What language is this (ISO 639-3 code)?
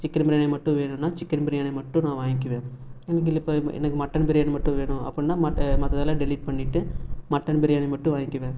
tam